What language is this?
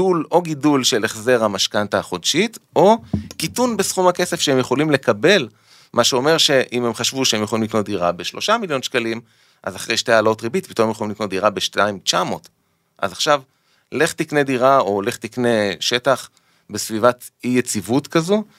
Hebrew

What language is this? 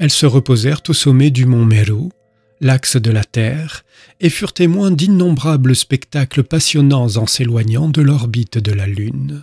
French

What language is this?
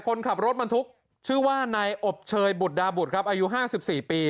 Thai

